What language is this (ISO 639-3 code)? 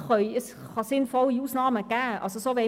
gsw